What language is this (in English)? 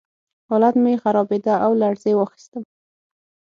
Pashto